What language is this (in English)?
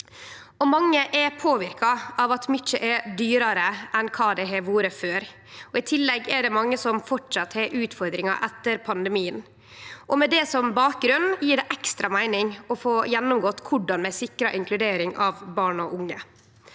Norwegian